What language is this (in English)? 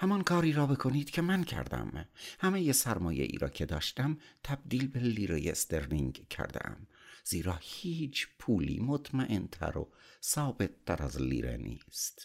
Persian